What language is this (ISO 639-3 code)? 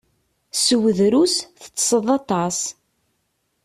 kab